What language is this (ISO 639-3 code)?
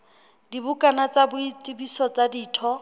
sot